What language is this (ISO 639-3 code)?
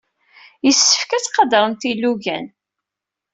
kab